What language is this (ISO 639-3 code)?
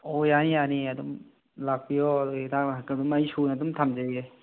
mni